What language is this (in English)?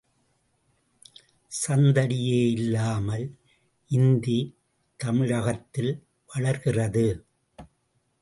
Tamil